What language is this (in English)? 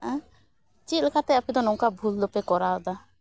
Santali